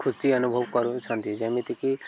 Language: Odia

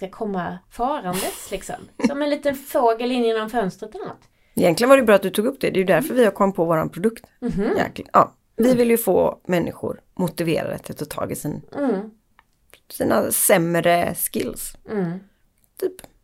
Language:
Swedish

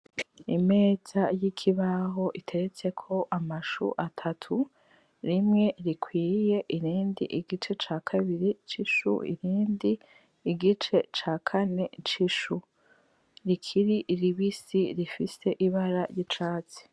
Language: Rundi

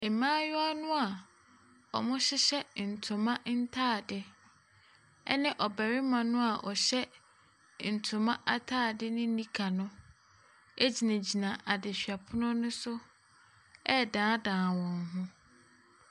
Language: Akan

